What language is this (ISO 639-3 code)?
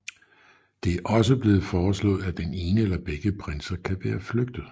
dan